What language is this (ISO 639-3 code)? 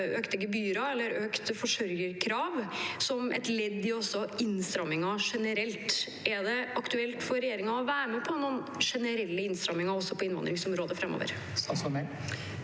nor